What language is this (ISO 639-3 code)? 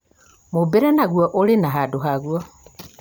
kik